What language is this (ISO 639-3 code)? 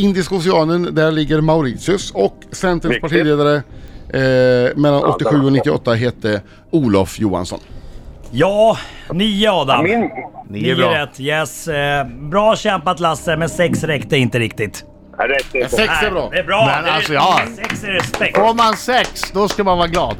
swe